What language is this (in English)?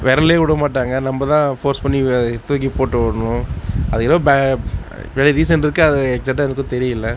Tamil